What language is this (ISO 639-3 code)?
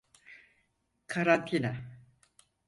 tur